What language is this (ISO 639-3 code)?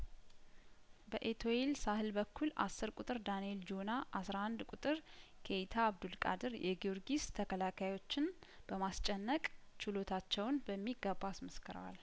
amh